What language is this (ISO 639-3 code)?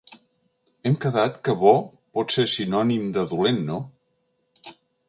cat